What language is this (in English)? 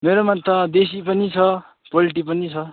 Nepali